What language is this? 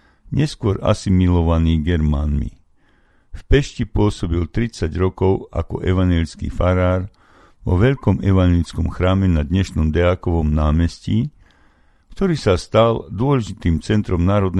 Slovak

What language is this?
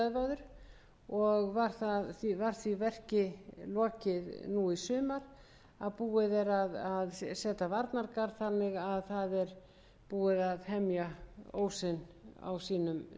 Icelandic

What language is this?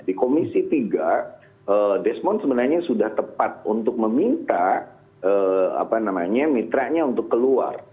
Indonesian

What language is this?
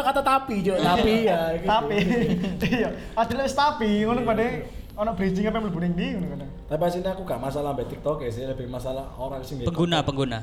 Indonesian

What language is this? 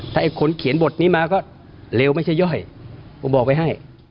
Thai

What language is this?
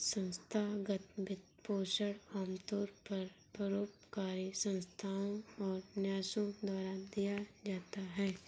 Hindi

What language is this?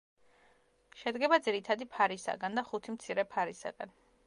Georgian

